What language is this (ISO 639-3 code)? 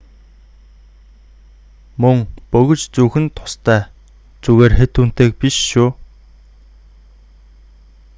mon